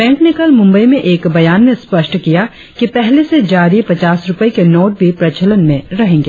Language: Hindi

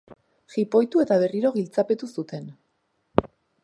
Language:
Basque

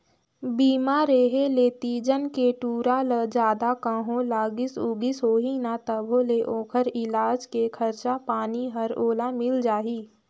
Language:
Chhattisgarhi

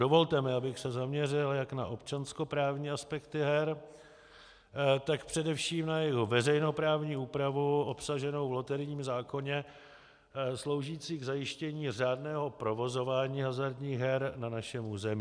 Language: Czech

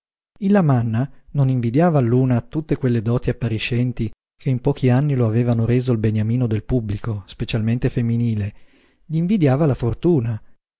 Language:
Italian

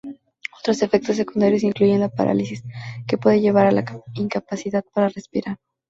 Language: Spanish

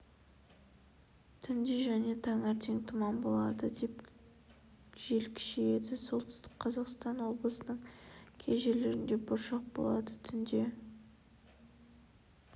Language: Kazakh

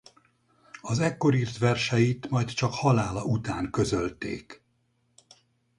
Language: Hungarian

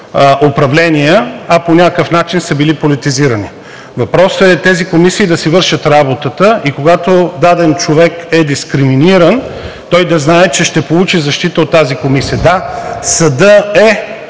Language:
Bulgarian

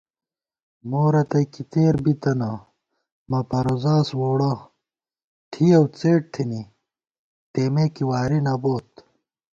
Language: Gawar-Bati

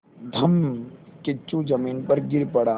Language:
Hindi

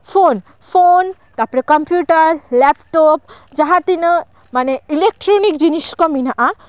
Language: Santali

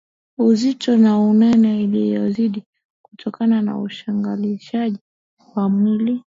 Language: Swahili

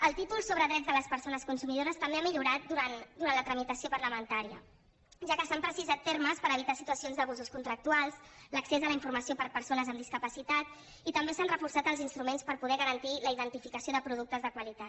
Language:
Catalan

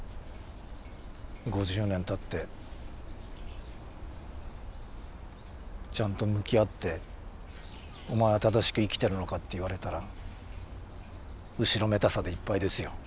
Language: Japanese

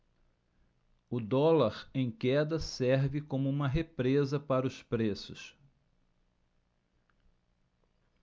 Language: Portuguese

